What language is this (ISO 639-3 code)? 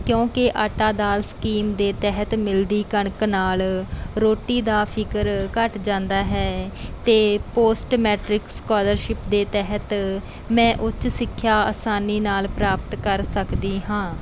pan